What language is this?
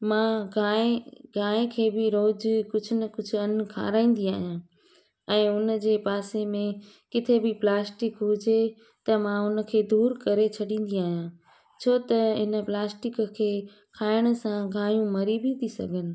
Sindhi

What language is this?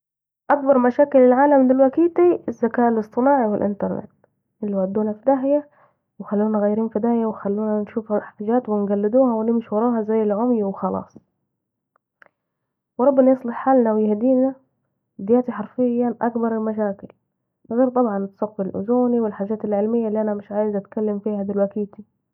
Saidi Arabic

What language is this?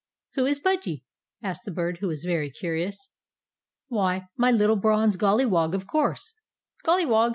English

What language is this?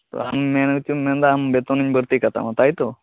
Santali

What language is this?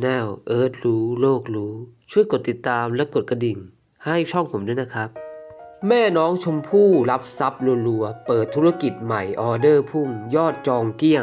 Thai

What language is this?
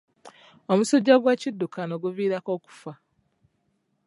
Ganda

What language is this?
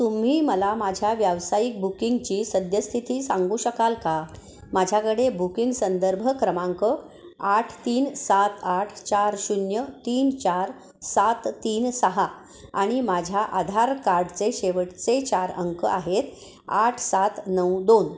Marathi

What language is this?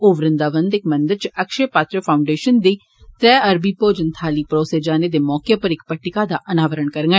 Dogri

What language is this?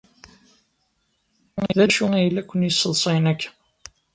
Kabyle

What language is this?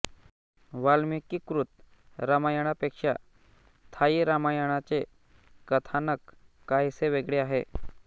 Marathi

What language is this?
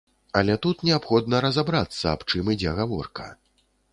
Belarusian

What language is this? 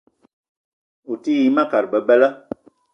Eton (Cameroon)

